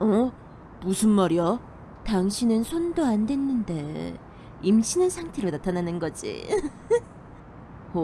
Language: Korean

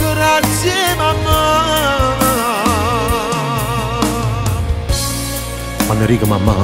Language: Italian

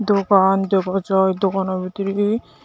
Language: Chakma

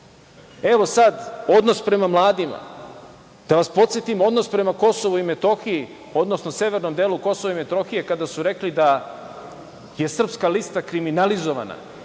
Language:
Serbian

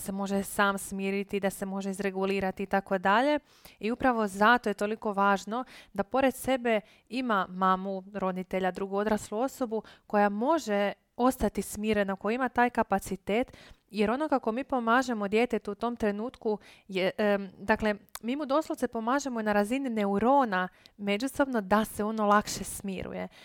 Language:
Croatian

